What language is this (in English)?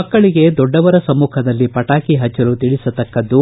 Kannada